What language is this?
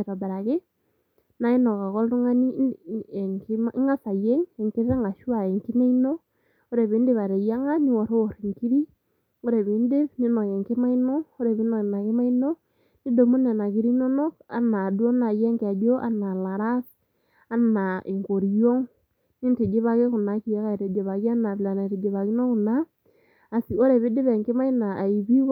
Masai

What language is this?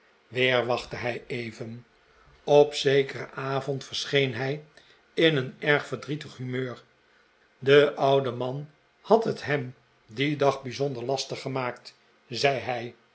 Dutch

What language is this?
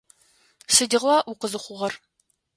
Adyghe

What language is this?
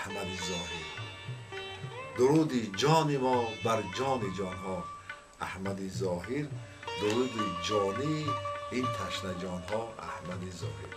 Persian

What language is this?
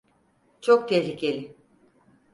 Turkish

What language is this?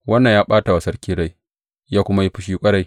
Hausa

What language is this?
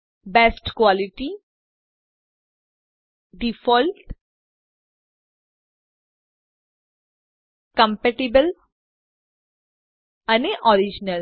Gujarati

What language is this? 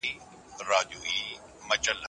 Pashto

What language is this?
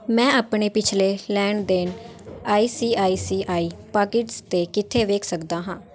Punjabi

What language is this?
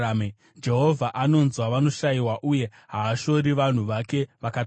Shona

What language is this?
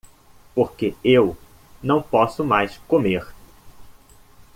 Portuguese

